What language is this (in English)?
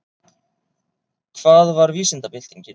Icelandic